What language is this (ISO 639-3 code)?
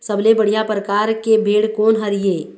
hne